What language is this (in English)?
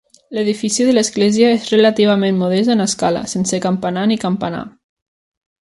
Catalan